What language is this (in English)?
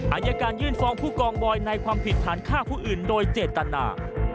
Thai